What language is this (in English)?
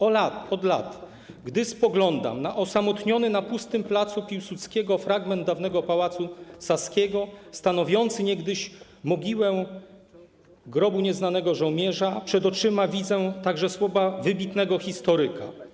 Polish